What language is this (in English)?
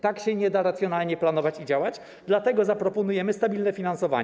Polish